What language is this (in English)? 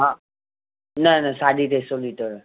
Sindhi